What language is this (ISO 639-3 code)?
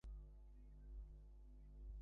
ben